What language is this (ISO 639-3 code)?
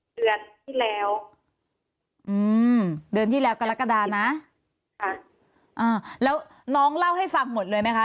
tha